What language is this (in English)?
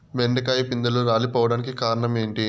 Telugu